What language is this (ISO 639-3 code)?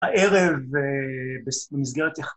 heb